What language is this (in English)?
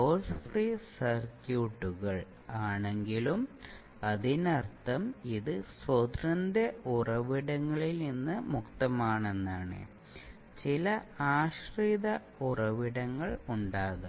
Malayalam